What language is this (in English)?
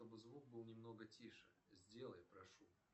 Russian